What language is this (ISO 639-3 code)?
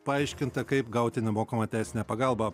lit